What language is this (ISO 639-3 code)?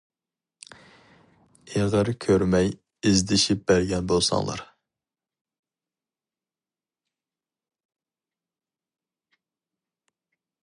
uig